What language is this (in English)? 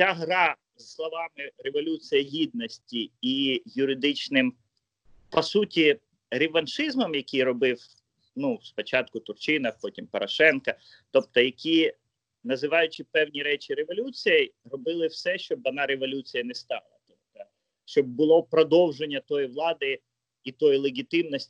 Ukrainian